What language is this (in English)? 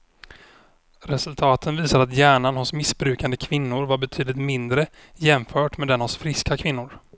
Swedish